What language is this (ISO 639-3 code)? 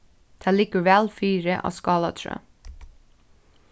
fao